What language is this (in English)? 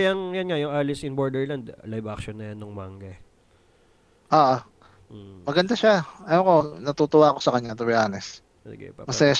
Filipino